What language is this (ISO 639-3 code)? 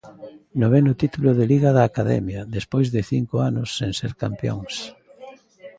glg